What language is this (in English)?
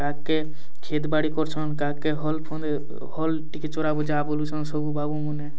Odia